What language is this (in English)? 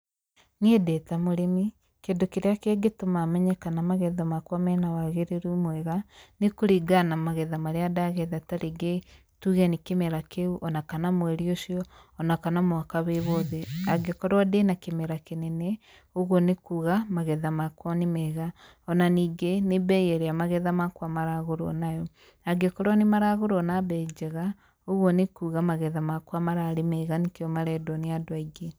Kikuyu